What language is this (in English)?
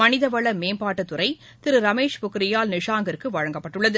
Tamil